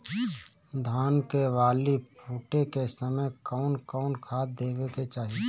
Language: Bhojpuri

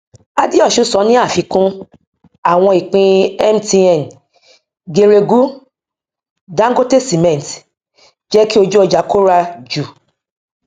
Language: Yoruba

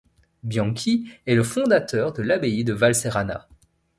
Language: French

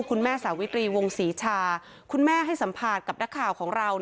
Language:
Thai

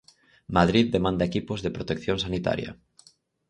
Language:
Galician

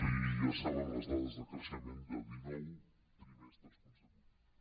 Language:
Catalan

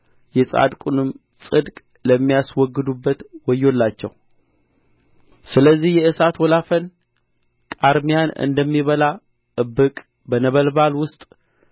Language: Amharic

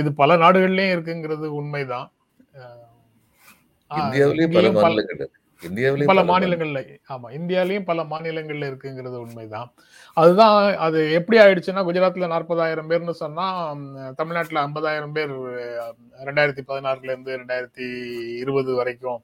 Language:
Tamil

